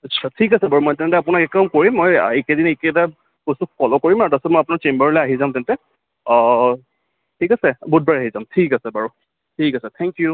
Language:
Assamese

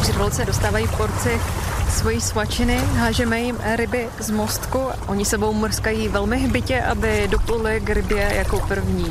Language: Czech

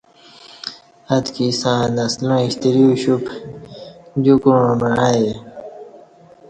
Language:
Kati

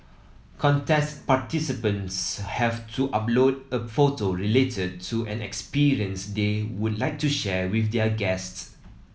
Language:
English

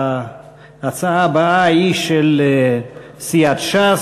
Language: Hebrew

